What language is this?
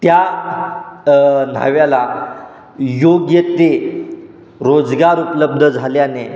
Marathi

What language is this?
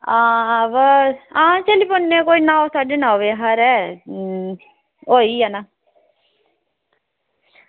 Dogri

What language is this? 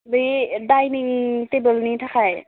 Bodo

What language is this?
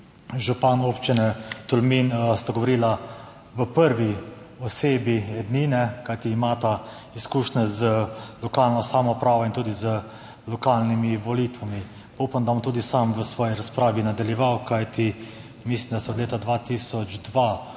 Slovenian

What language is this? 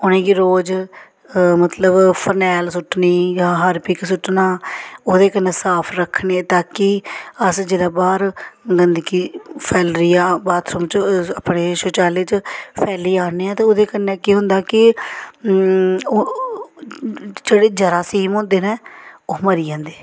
Dogri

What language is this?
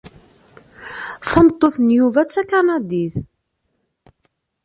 Kabyle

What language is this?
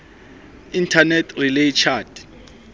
Southern Sotho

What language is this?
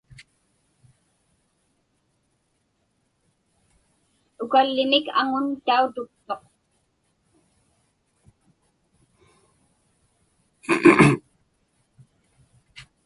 Inupiaq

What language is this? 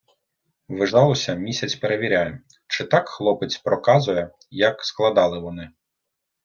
Ukrainian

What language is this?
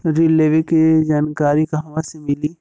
Bhojpuri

